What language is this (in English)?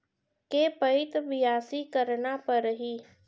Chhattisgarhi